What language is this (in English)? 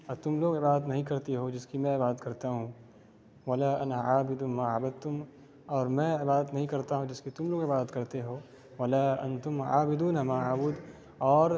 Urdu